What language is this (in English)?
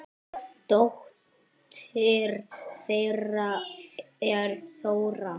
Icelandic